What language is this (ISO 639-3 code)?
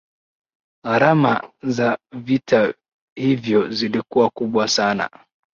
swa